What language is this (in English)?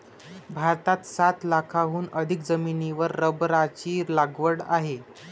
Marathi